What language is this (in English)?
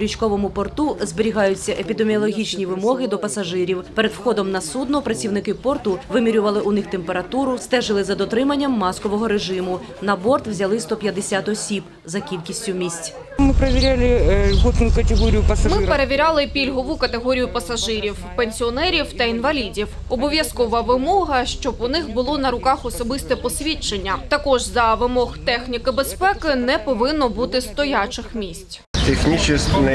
Ukrainian